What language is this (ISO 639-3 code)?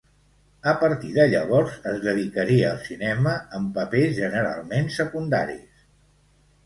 cat